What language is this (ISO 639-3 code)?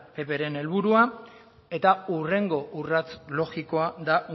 eus